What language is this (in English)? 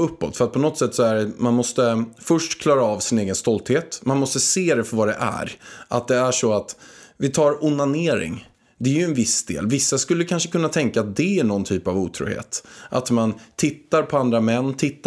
Swedish